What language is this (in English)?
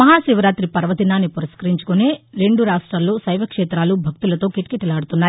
Telugu